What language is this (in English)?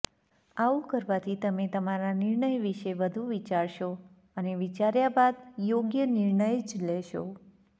Gujarati